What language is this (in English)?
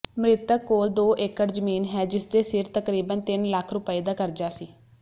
Punjabi